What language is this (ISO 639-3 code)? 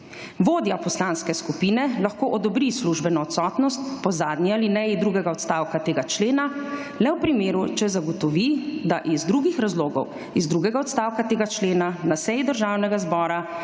slv